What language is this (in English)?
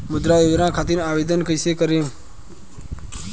Bhojpuri